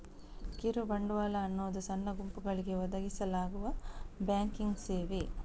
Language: Kannada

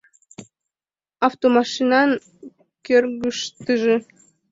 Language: Mari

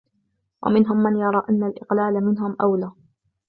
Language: Arabic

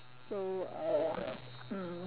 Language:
English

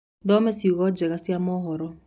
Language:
Kikuyu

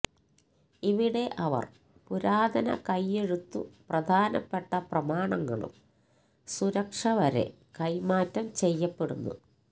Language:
Malayalam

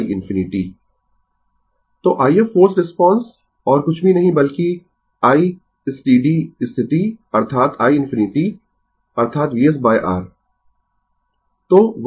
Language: Hindi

